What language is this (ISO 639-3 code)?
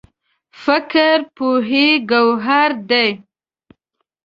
pus